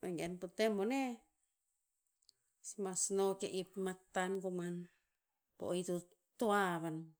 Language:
Tinputz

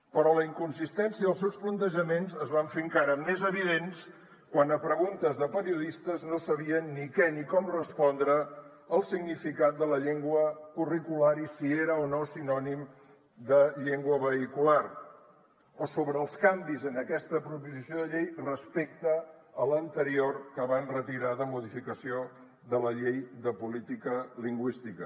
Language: Catalan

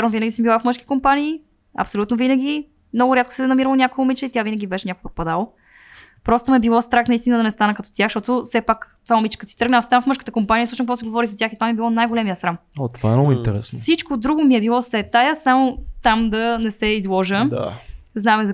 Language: Bulgarian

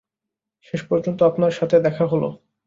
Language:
Bangla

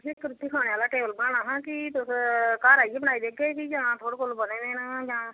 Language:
Dogri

